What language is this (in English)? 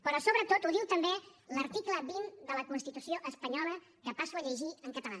Catalan